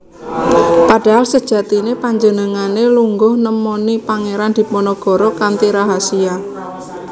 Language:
Javanese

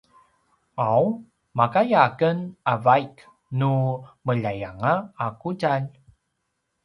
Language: Paiwan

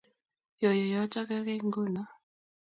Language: Kalenjin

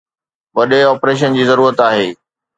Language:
Sindhi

